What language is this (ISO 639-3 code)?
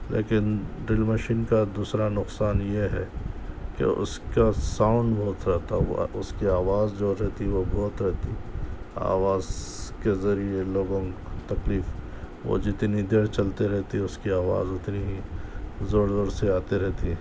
urd